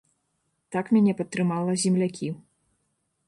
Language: Belarusian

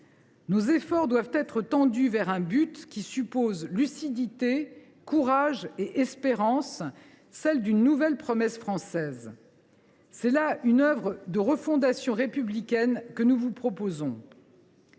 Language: French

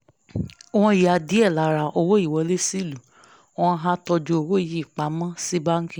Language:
Yoruba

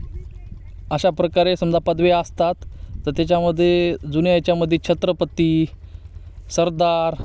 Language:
Marathi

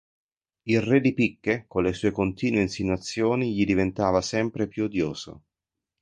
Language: Italian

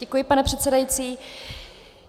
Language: Czech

